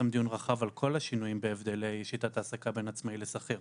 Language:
Hebrew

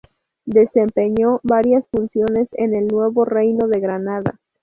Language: Spanish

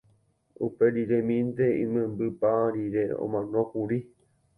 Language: Guarani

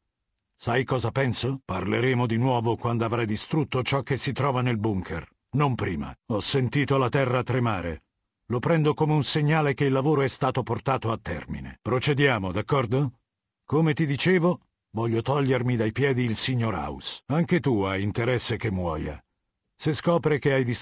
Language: Italian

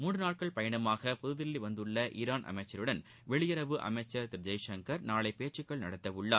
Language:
Tamil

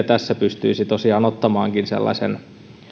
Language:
Finnish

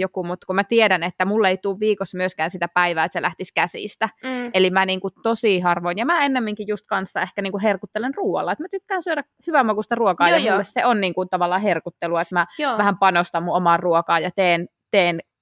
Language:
Finnish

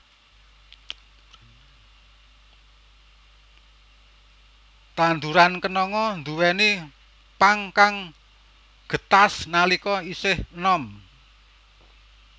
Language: Javanese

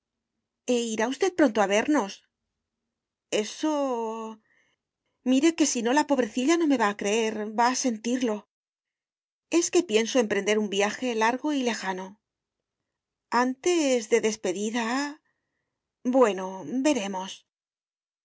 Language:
Spanish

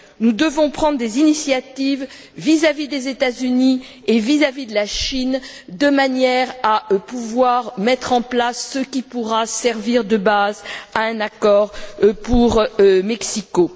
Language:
French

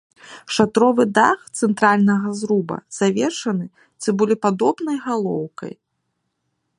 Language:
Belarusian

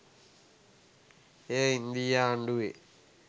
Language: Sinhala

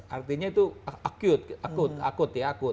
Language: Indonesian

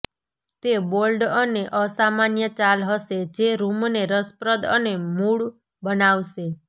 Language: Gujarati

